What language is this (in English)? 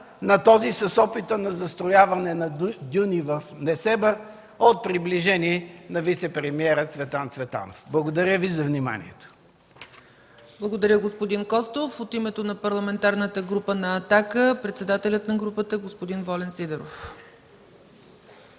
Bulgarian